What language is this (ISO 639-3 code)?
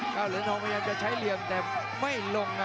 tha